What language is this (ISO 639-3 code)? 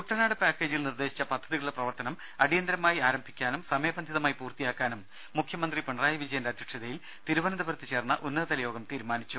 mal